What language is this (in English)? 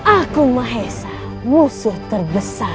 Indonesian